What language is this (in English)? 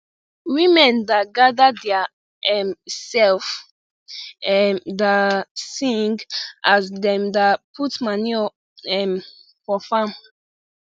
Nigerian Pidgin